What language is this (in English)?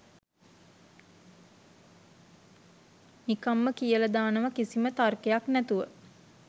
Sinhala